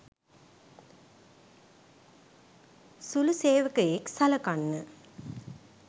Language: Sinhala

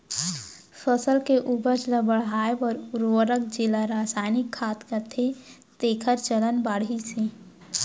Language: Chhattisgarhi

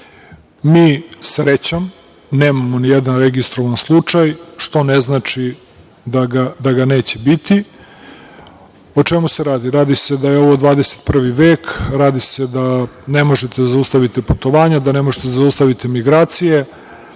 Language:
Serbian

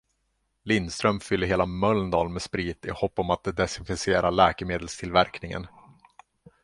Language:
Swedish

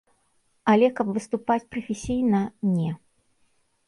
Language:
Belarusian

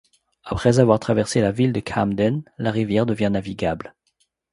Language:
French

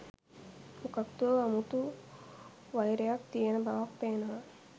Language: Sinhala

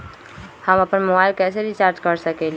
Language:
Magahi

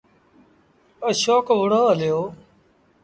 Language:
Sindhi Bhil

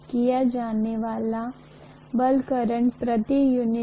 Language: Hindi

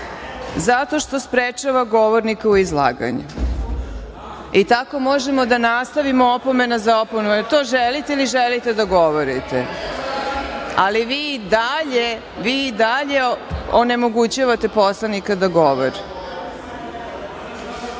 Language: Serbian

